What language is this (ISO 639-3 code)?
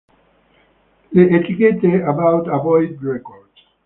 ita